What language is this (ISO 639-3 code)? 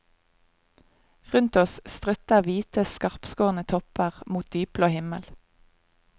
nor